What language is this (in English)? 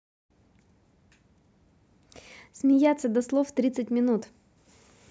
Russian